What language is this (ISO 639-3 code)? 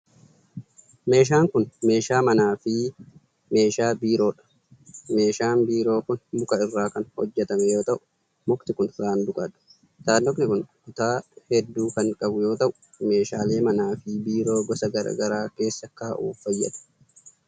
orm